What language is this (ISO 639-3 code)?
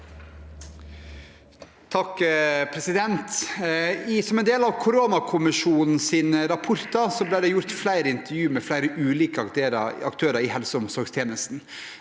nor